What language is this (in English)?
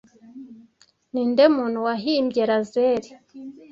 Kinyarwanda